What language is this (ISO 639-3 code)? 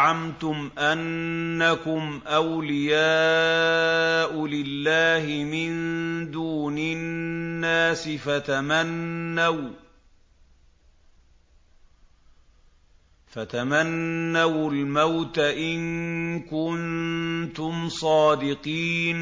ara